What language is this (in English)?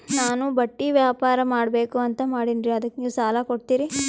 Kannada